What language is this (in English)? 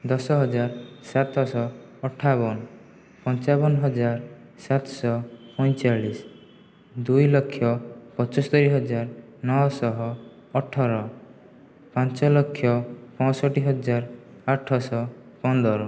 Odia